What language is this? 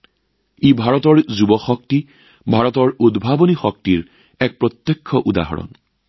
Assamese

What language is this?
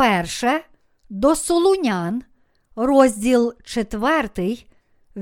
Ukrainian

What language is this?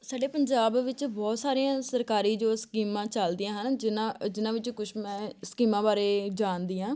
Punjabi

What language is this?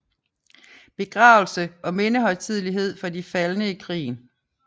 Danish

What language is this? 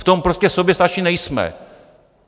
Czech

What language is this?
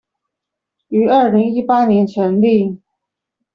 Chinese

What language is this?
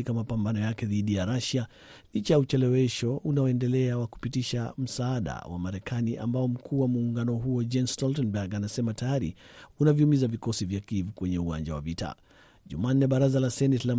Swahili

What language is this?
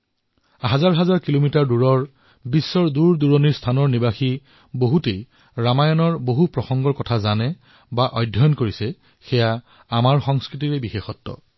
Assamese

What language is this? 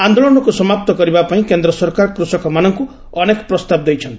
Odia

